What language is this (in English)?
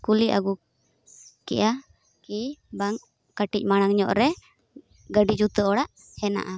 Santali